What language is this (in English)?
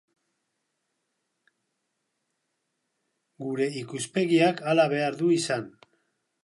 Basque